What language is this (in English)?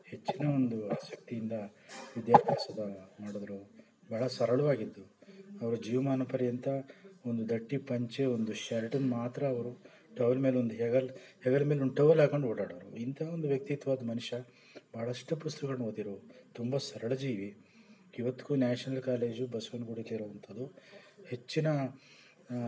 Kannada